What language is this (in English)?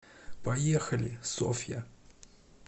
Russian